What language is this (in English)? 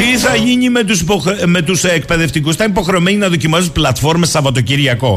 Greek